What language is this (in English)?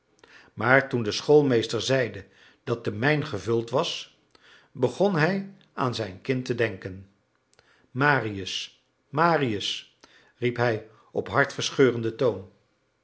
Dutch